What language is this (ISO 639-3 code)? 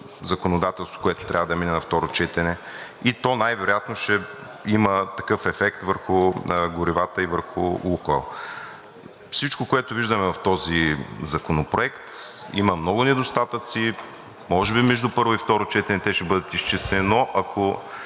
bul